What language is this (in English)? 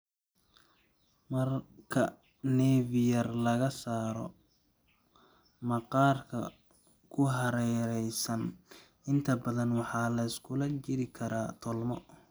Somali